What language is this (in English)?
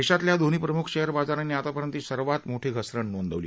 Marathi